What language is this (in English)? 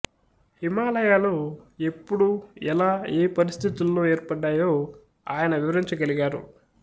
Telugu